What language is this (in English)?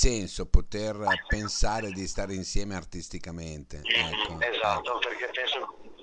Italian